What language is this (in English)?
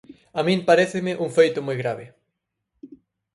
Galician